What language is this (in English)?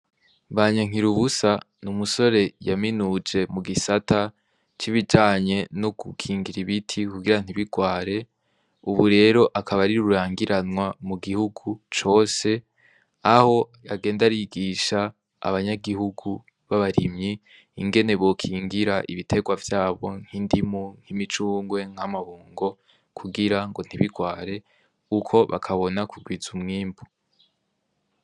Rundi